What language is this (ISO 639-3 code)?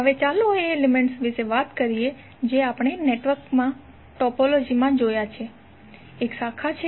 guj